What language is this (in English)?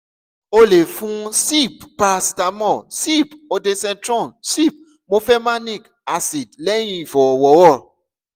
Yoruba